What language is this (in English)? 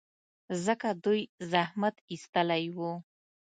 Pashto